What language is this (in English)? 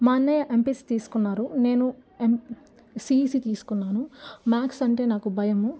Telugu